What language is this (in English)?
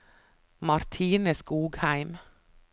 Norwegian